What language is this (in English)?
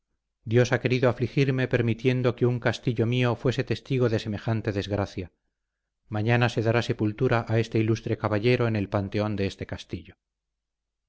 Spanish